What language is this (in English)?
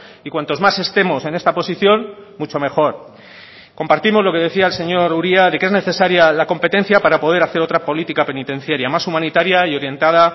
Spanish